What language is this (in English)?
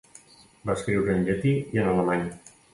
Catalan